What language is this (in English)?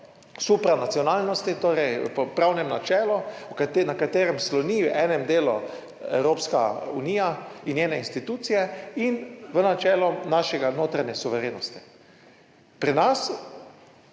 Slovenian